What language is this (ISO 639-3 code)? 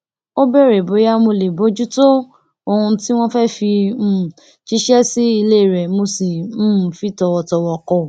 yor